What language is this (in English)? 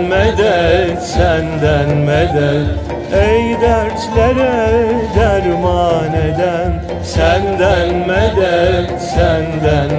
Turkish